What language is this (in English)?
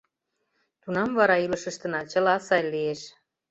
Mari